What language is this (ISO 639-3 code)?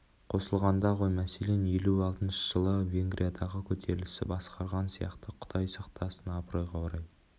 kaz